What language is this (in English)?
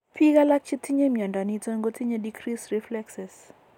Kalenjin